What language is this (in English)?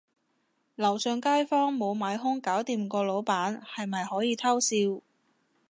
Cantonese